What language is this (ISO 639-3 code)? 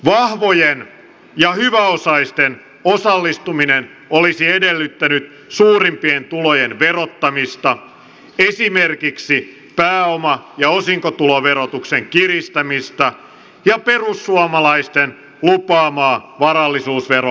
fin